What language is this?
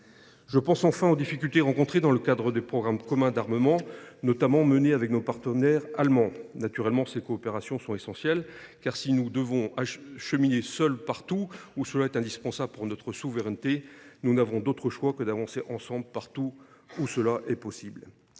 French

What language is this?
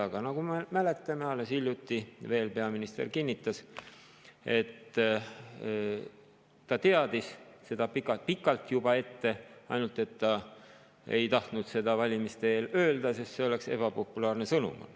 Estonian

